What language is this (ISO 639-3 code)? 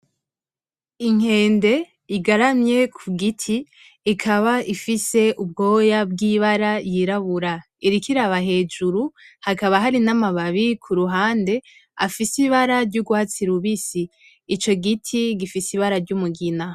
run